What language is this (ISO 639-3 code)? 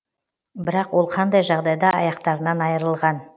kaz